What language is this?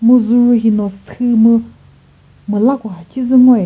Chokri Naga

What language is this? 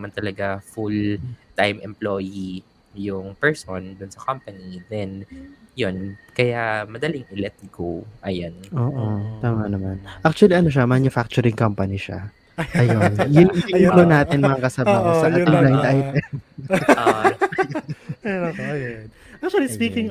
Filipino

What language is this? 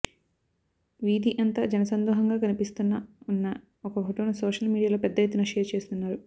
Telugu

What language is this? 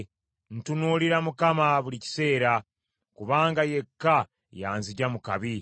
Ganda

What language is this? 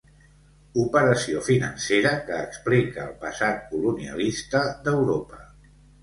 Catalan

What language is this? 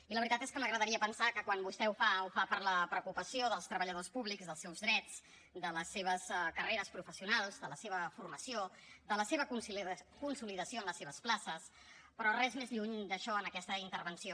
Catalan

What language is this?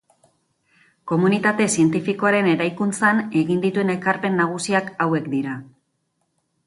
Basque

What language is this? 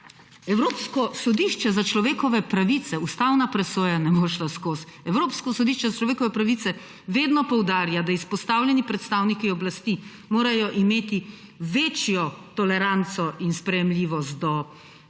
Slovenian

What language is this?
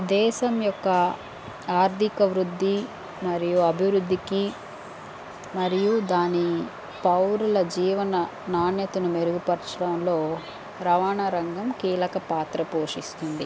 Telugu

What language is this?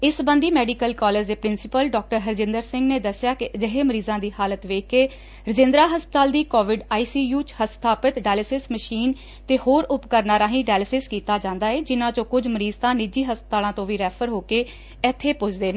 Punjabi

